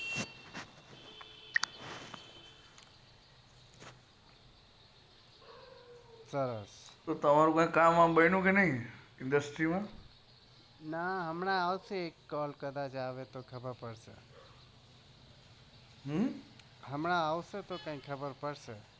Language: Gujarati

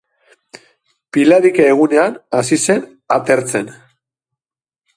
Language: Basque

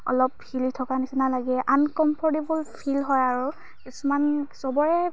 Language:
Assamese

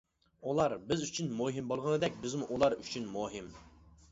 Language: Uyghur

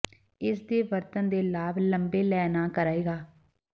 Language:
Punjabi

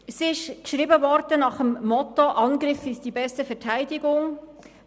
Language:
Swiss German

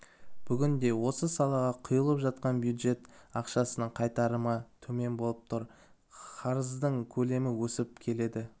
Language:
Kazakh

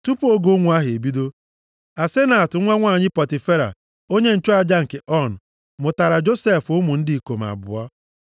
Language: Igbo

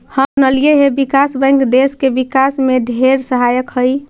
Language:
Magahi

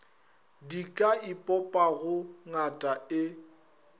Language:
Northern Sotho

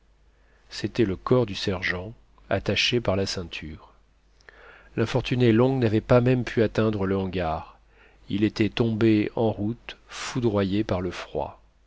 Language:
French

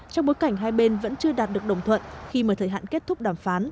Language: Vietnamese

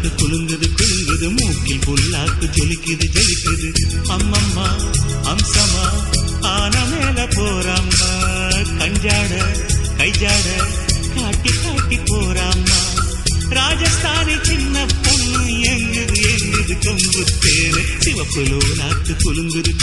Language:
Tamil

